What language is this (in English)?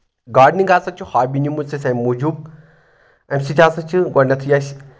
Kashmiri